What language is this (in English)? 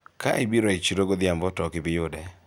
Luo (Kenya and Tanzania)